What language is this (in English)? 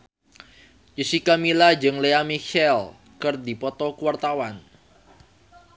Sundanese